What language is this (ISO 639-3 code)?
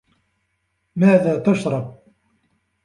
ara